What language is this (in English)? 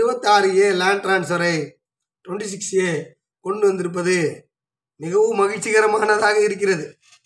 Tamil